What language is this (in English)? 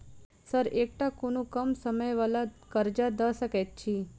Maithili